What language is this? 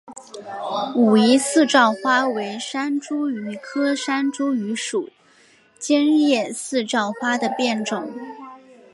Chinese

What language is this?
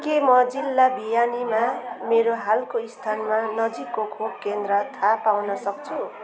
Nepali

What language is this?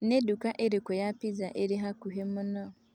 Kikuyu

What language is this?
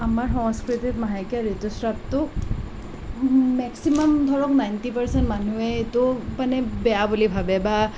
Assamese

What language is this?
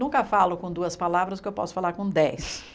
Portuguese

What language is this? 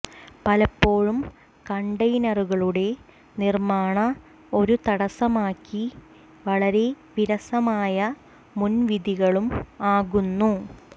Malayalam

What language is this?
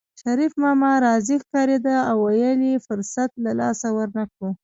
Pashto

